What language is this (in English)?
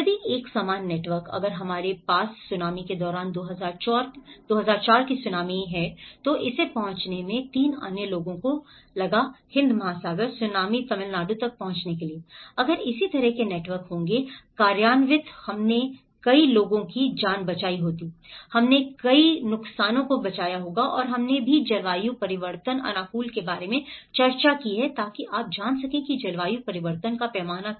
Hindi